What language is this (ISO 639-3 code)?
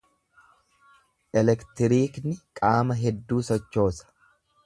orm